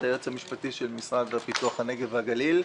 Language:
Hebrew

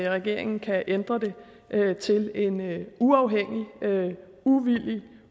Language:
Danish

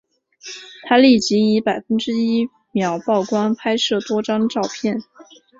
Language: Chinese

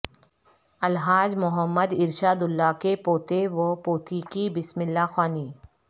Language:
Urdu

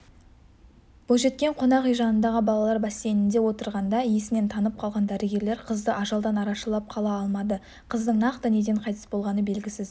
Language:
Kazakh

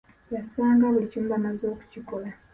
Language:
Ganda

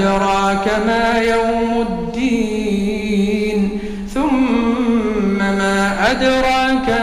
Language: Arabic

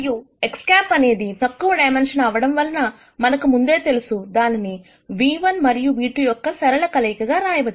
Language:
Telugu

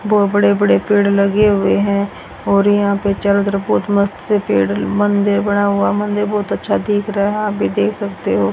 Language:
Hindi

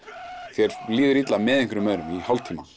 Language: Icelandic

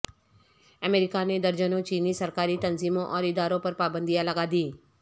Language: Urdu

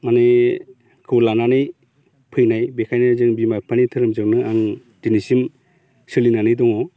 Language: Bodo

